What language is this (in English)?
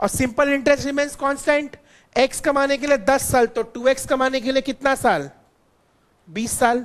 Hindi